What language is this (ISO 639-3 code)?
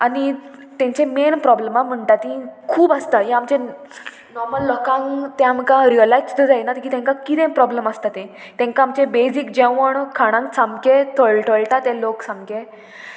kok